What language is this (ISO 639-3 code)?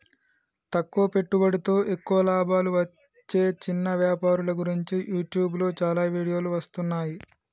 tel